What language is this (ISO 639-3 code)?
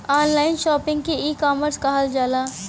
bho